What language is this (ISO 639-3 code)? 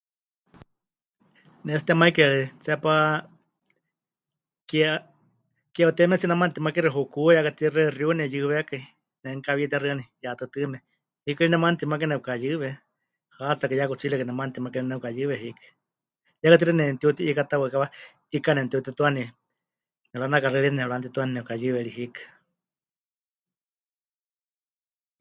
hch